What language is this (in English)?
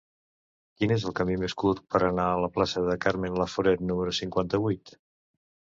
Catalan